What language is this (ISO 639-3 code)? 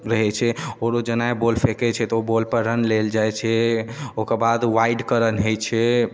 mai